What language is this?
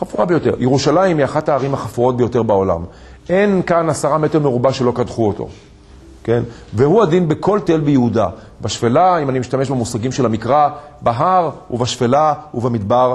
Hebrew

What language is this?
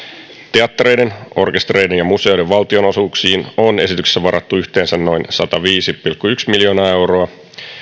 Finnish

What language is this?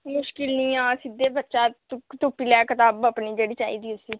Dogri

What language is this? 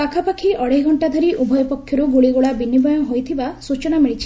Odia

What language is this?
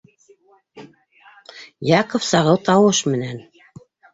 Bashkir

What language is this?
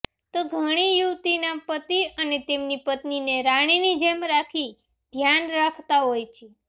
Gujarati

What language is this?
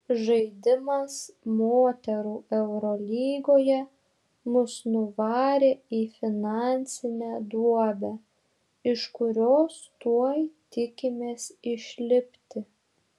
Lithuanian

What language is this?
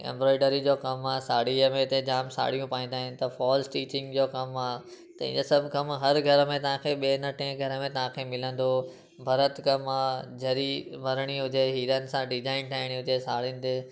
Sindhi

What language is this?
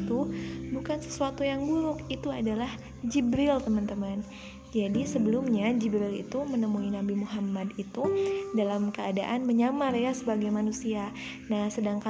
Indonesian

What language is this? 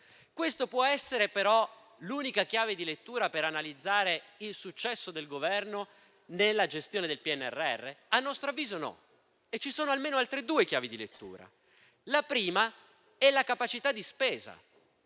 Italian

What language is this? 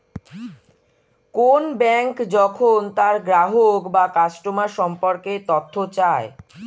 Bangla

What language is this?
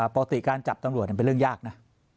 Thai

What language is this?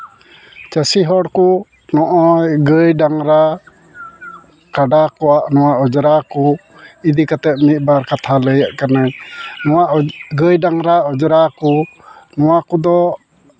Santali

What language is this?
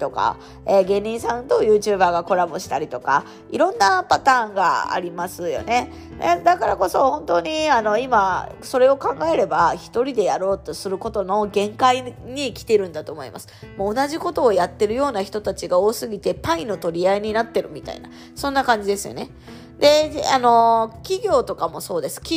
Japanese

